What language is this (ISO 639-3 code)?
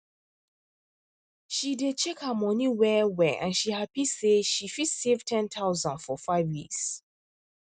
pcm